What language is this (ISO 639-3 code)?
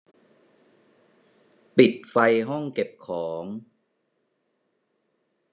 tha